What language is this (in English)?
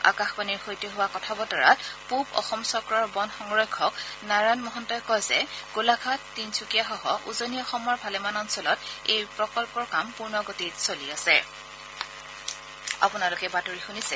Assamese